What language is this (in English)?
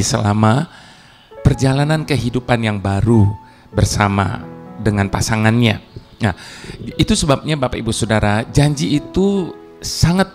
Indonesian